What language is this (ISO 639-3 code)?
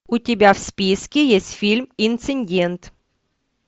rus